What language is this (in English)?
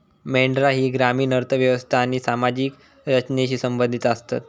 Marathi